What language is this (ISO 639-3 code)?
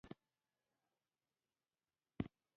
pus